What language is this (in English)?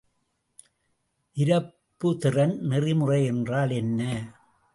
Tamil